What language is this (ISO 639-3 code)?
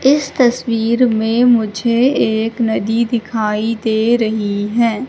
hin